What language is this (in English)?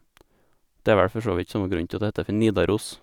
Norwegian